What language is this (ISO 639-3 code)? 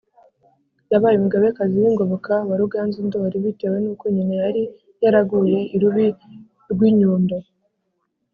kin